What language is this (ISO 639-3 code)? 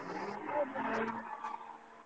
ori